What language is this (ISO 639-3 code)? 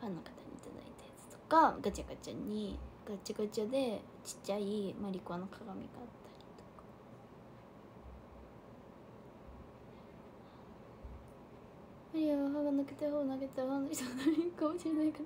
jpn